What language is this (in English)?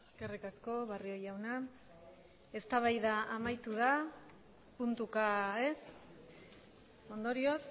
Basque